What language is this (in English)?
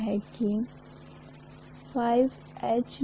Hindi